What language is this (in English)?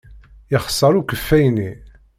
Kabyle